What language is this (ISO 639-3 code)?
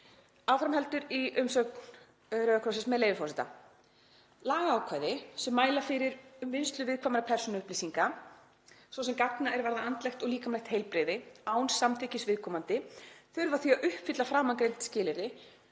isl